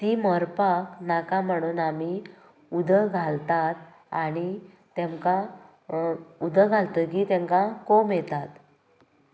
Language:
Konkani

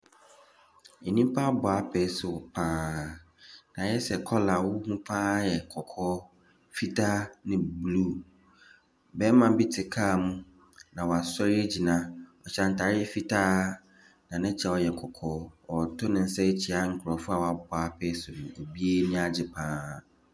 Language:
Akan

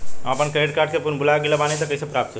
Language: Bhojpuri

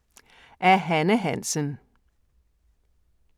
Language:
Danish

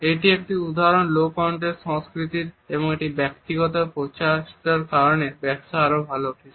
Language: Bangla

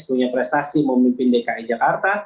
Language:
Indonesian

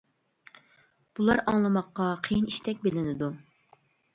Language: Uyghur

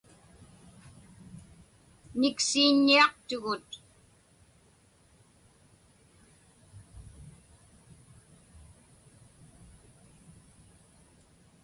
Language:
Inupiaq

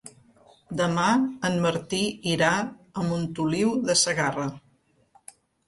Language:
Catalan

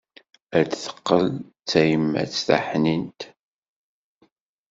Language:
Kabyle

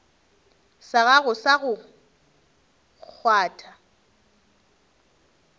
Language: Northern Sotho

